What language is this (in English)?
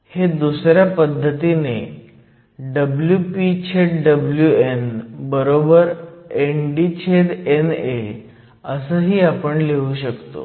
Marathi